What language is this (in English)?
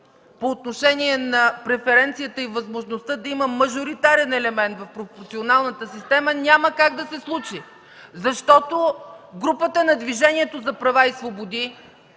Bulgarian